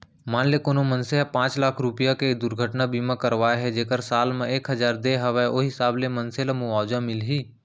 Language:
Chhattisgarhi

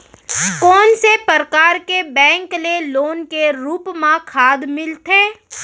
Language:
Chhattisgarhi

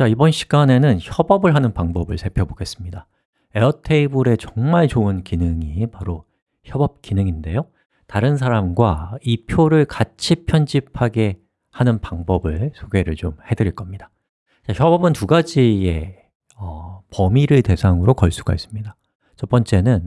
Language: Korean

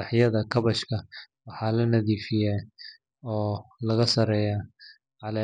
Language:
Somali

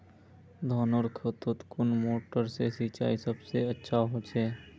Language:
Magahi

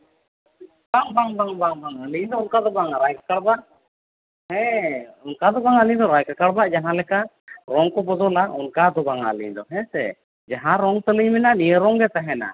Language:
Santali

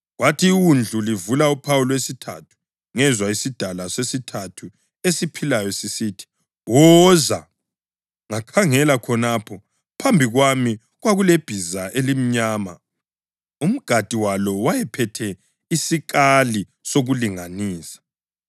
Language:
North Ndebele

